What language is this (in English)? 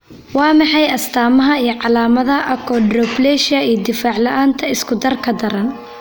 Somali